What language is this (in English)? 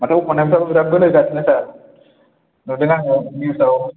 Bodo